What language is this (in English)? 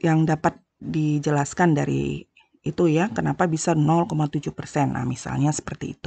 Indonesian